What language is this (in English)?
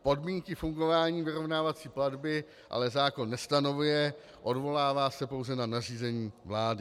Czech